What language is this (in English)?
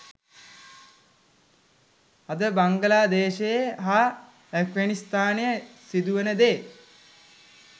Sinhala